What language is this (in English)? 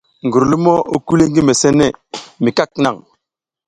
South Giziga